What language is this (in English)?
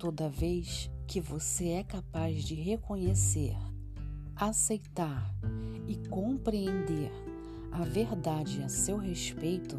Portuguese